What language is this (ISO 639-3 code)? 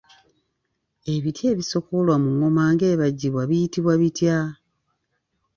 lug